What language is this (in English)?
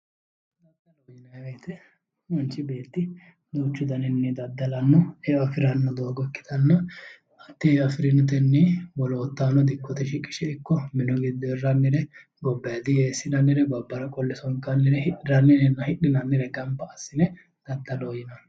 Sidamo